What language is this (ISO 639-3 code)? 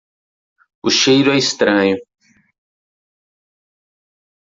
por